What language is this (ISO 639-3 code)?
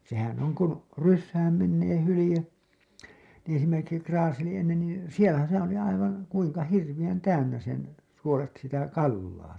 fin